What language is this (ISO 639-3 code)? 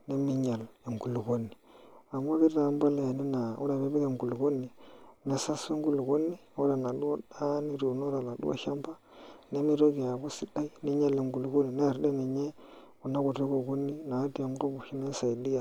mas